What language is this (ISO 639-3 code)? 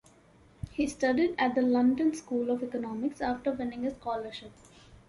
eng